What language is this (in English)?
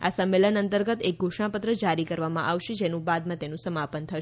Gujarati